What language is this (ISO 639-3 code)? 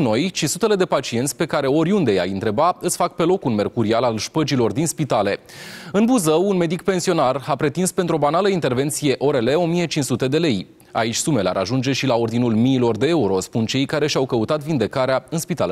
ron